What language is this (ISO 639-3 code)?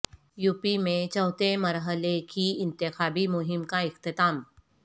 urd